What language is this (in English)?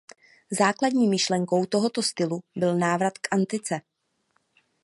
Czech